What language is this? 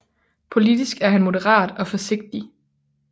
Danish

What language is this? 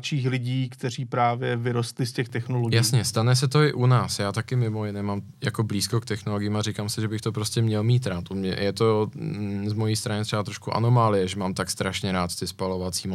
Czech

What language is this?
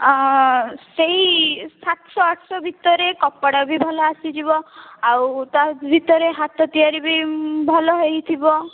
Odia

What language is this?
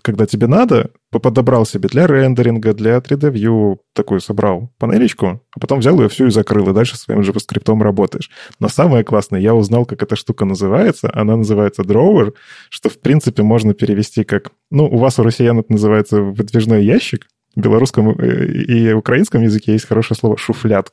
Russian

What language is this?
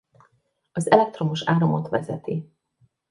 Hungarian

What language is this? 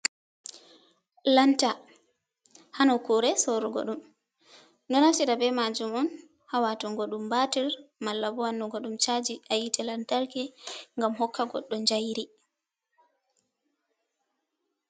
Fula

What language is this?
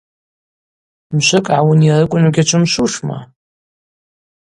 Abaza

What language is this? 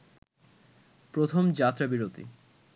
Bangla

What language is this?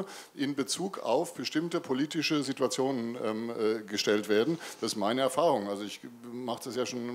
German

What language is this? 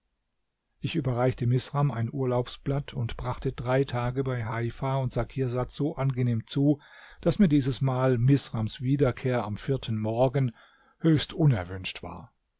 German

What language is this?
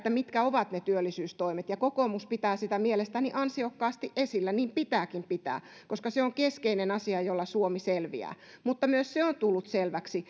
Finnish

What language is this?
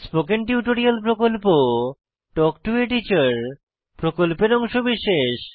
Bangla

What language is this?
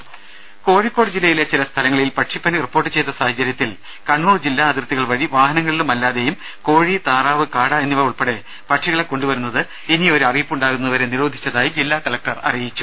Malayalam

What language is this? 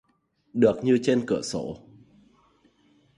Vietnamese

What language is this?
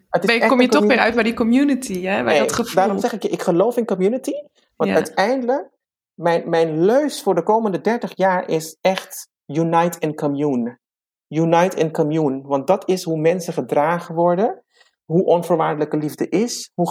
Dutch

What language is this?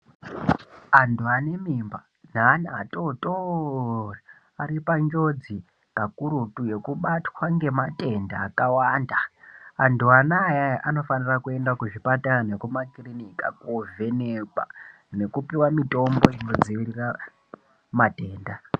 Ndau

